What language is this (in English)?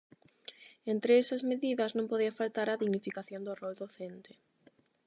Galician